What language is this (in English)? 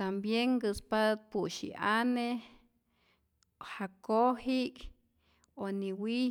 Rayón Zoque